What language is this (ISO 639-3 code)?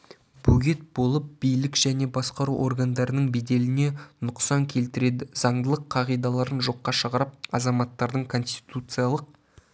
kaz